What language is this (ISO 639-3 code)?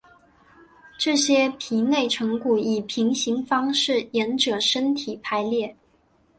zho